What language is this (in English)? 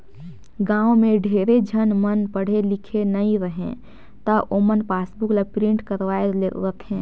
Chhattisgarhi